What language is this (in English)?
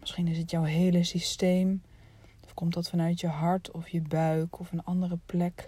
Dutch